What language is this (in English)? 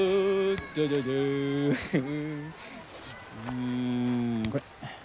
Japanese